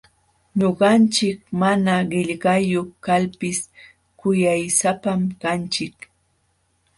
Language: Jauja Wanca Quechua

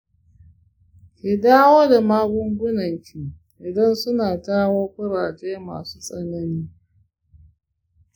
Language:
Hausa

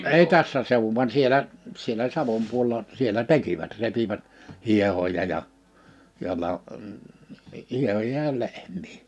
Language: Finnish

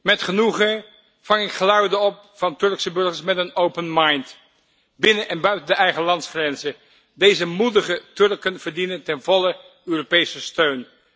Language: Dutch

